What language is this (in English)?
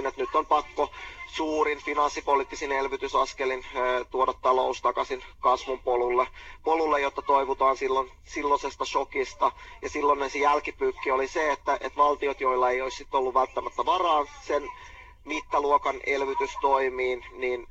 Finnish